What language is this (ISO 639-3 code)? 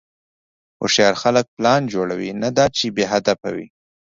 pus